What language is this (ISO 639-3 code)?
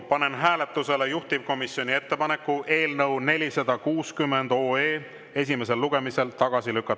est